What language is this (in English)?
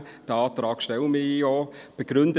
Swiss German